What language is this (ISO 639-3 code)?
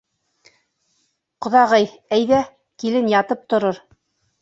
bak